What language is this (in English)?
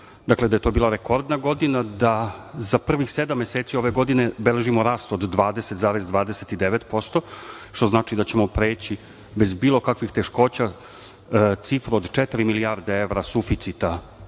Serbian